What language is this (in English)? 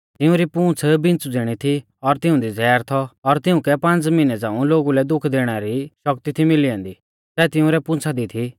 Mahasu Pahari